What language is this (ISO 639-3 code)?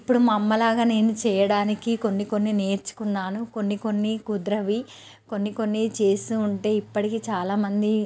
tel